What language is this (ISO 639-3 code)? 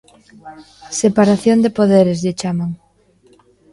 glg